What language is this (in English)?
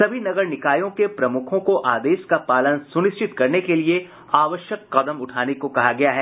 Hindi